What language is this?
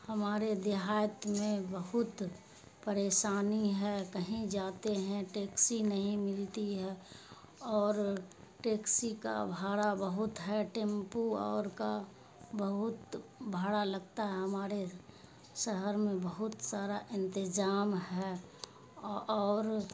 Urdu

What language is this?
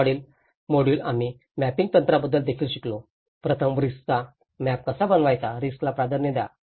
Marathi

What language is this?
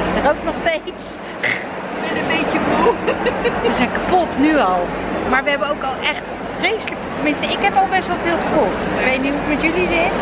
Dutch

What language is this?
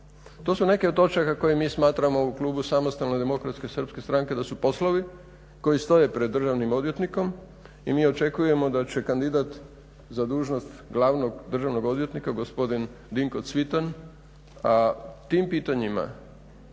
Croatian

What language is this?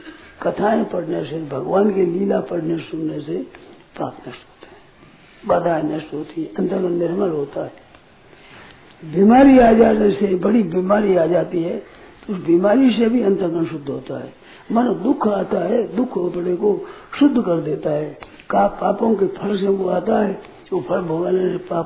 Hindi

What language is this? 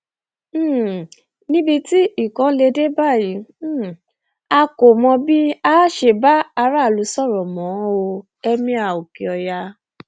Yoruba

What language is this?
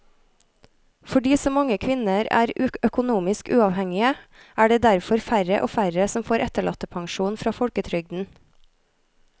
Norwegian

